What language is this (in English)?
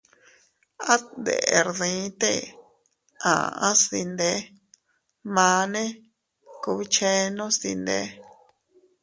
Teutila Cuicatec